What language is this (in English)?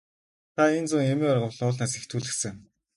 Mongolian